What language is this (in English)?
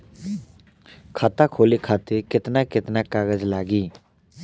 Bhojpuri